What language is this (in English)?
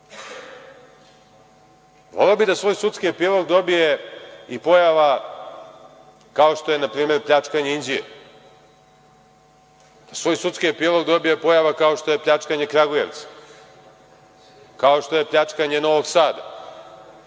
Serbian